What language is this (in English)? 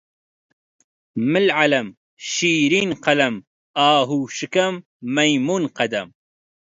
Central Kurdish